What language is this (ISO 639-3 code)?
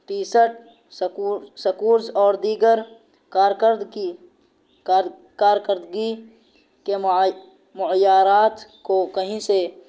urd